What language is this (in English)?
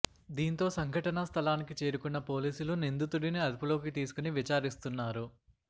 Telugu